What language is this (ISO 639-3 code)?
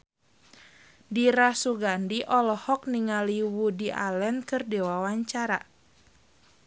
sun